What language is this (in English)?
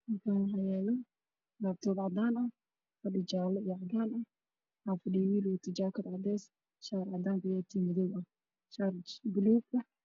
Somali